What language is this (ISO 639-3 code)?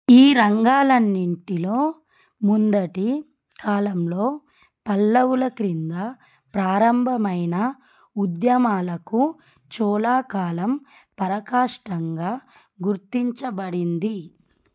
tel